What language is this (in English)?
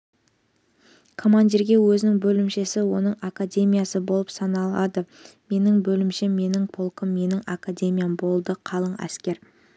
Kazakh